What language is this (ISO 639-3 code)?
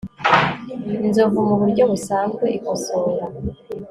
kin